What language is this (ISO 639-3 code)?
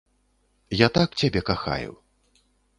bel